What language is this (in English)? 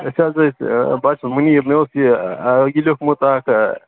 Kashmiri